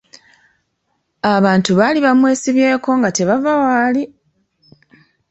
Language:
Ganda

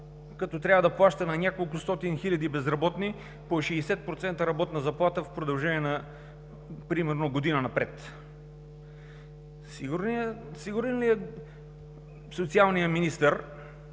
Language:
Bulgarian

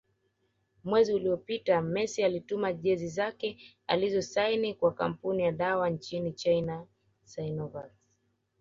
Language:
Swahili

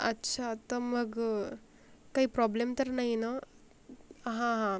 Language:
Marathi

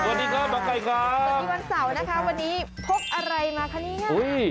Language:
Thai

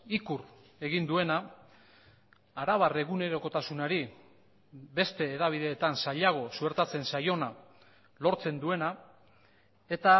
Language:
Basque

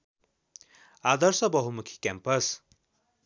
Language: Nepali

